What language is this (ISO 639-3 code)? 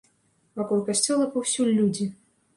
bel